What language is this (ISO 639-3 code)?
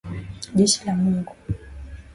swa